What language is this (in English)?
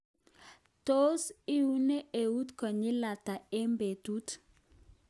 Kalenjin